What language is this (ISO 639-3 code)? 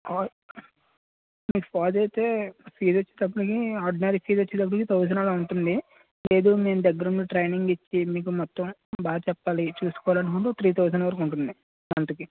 tel